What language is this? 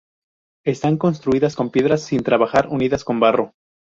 Spanish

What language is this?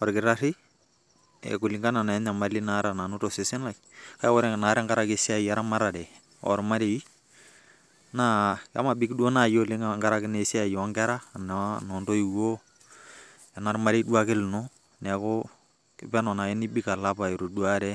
Masai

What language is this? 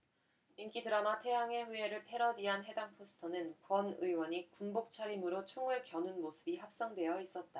Korean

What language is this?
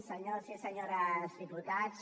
Catalan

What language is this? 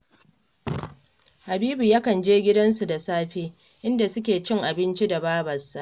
Hausa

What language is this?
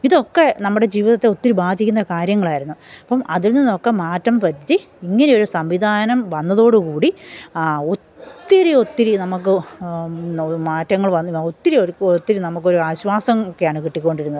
Malayalam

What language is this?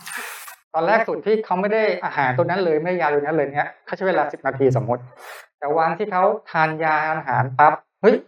Thai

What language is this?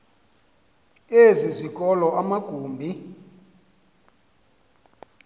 Xhosa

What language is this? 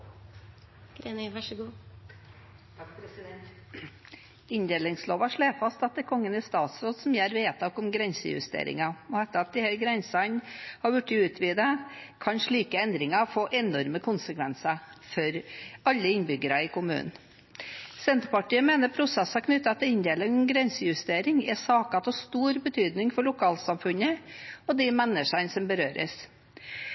Norwegian Bokmål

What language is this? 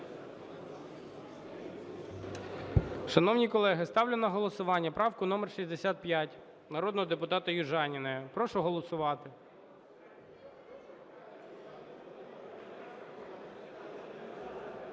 Ukrainian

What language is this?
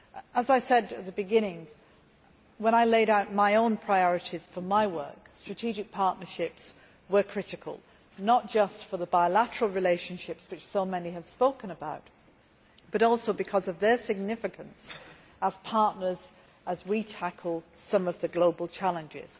English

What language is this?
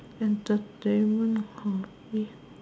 English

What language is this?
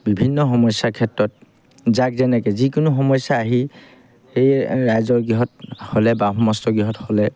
Assamese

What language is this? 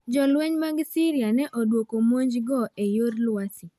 Luo (Kenya and Tanzania)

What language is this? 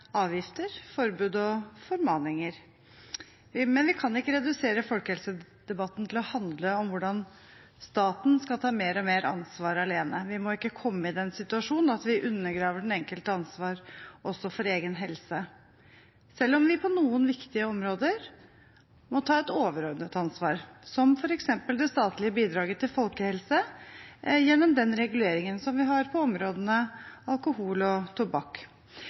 Norwegian Bokmål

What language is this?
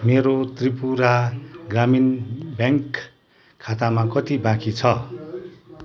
Nepali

